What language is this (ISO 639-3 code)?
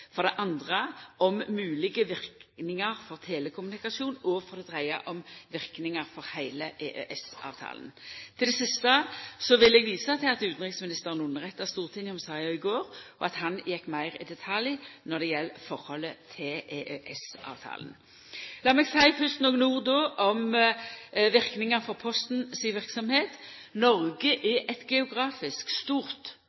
nno